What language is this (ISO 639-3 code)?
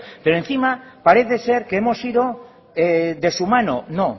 spa